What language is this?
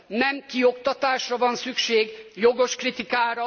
Hungarian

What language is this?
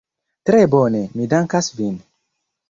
Esperanto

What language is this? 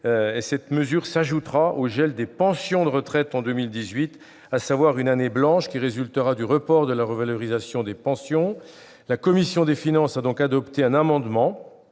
French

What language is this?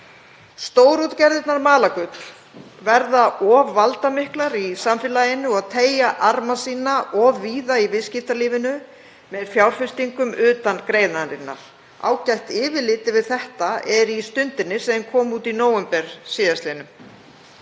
Icelandic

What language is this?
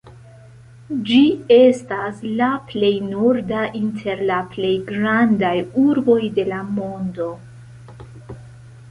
Esperanto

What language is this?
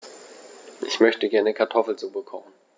German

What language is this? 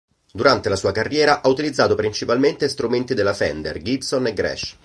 Italian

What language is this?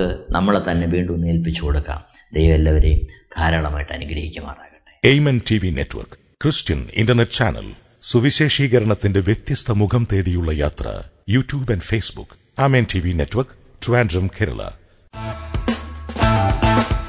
Malayalam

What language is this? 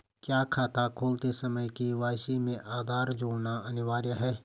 Hindi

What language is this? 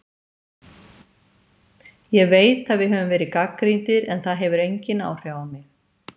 Icelandic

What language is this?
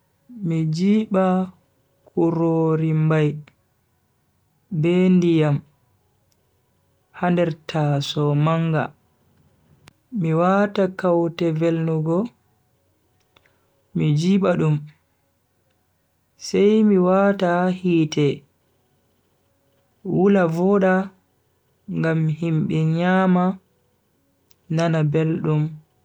Bagirmi Fulfulde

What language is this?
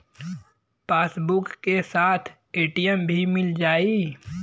Bhojpuri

